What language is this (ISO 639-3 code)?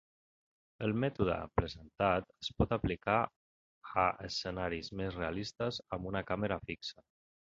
cat